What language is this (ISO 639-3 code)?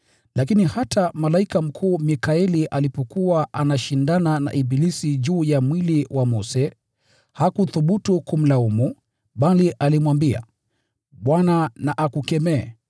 swa